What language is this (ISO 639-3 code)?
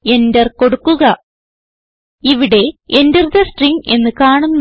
mal